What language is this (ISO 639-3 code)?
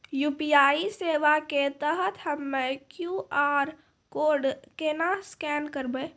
mai